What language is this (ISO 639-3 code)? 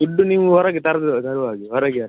kan